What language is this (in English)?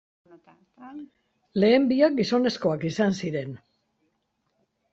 Basque